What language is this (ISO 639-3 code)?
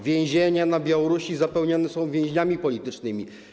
pol